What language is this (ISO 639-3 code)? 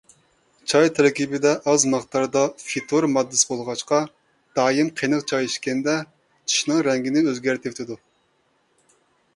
uig